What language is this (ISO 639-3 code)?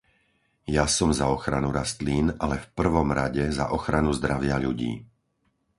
slk